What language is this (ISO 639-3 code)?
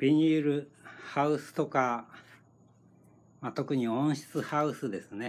jpn